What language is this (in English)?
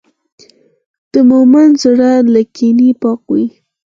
Pashto